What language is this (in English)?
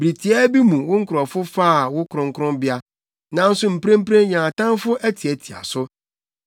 Akan